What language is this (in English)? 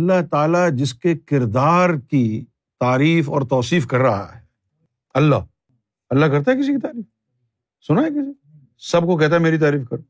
Urdu